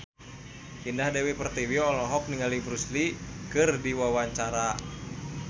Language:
Sundanese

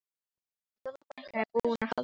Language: Icelandic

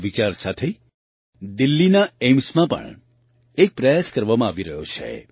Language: Gujarati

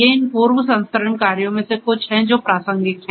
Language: Hindi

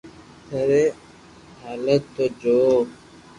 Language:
Loarki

